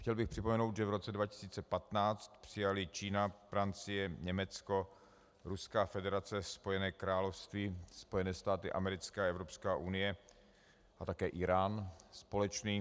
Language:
Czech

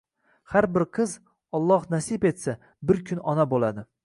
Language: Uzbek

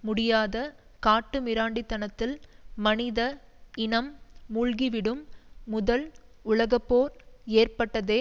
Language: Tamil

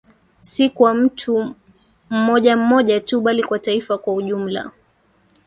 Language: Swahili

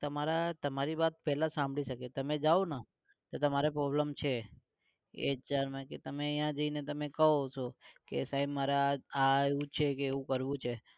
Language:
Gujarati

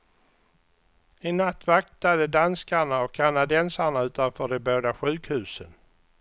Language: Swedish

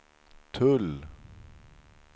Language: Swedish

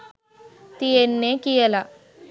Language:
Sinhala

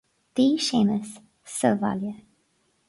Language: Irish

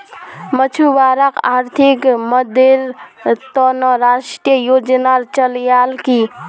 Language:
Magahi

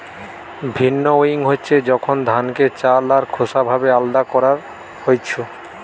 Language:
Bangla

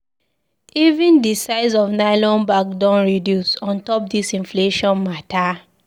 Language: Nigerian Pidgin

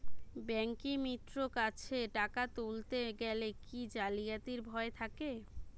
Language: Bangla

